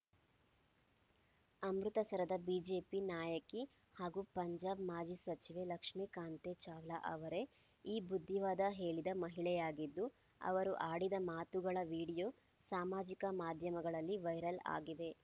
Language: Kannada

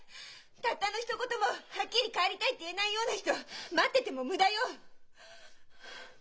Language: Japanese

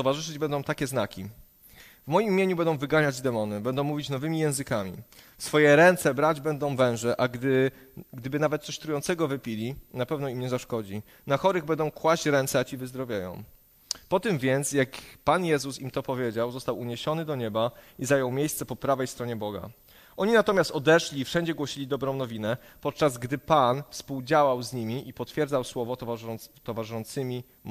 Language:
Polish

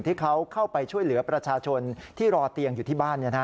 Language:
Thai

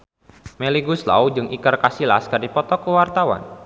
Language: Sundanese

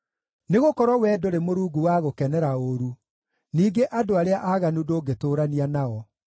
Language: Kikuyu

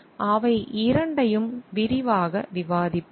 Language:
Tamil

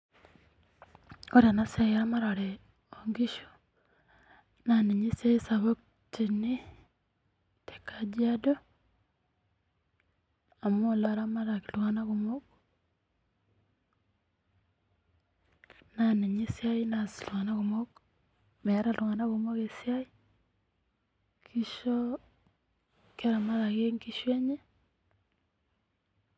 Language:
Masai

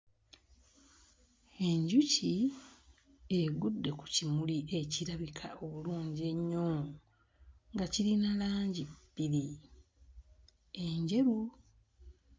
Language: Ganda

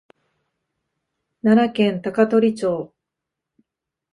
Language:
Japanese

